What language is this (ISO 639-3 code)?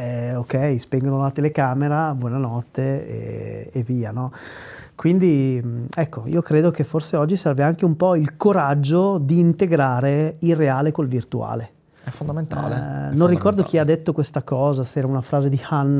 ita